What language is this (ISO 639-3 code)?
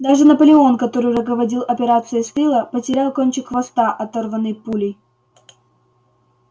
rus